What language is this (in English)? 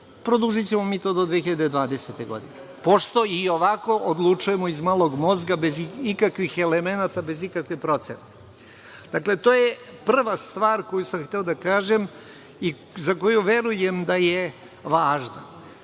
Serbian